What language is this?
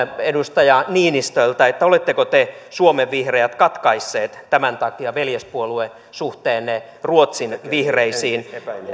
Finnish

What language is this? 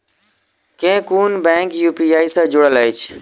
Maithili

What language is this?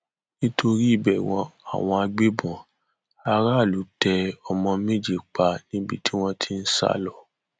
Yoruba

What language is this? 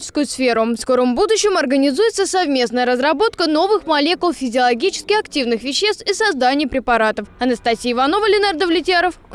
Russian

